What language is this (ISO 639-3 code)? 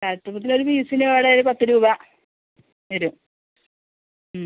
mal